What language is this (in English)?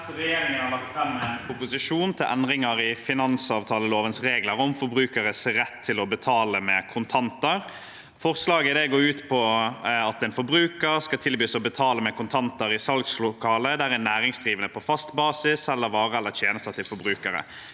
Norwegian